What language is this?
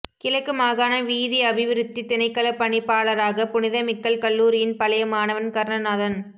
Tamil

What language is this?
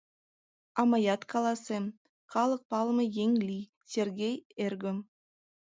Mari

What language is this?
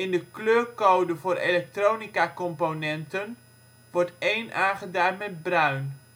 Dutch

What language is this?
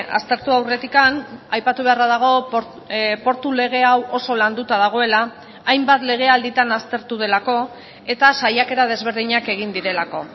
Basque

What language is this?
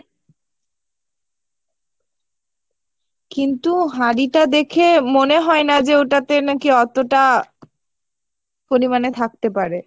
Bangla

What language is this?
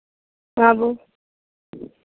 Maithili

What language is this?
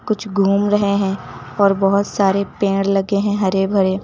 Hindi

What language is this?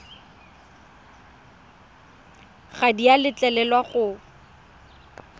Tswana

